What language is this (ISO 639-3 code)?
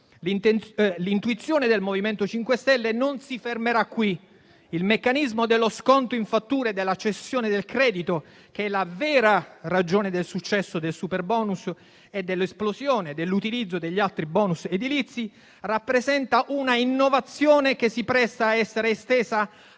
ita